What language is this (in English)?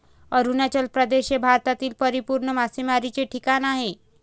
Marathi